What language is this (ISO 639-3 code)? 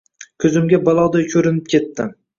uzb